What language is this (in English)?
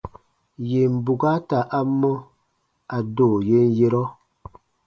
Baatonum